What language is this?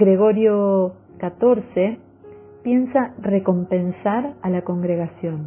Spanish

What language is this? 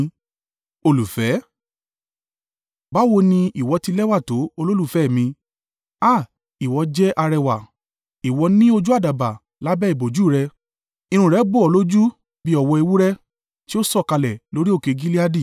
Yoruba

